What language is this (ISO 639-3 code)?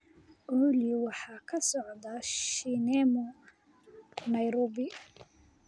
som